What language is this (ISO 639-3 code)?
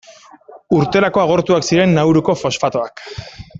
eus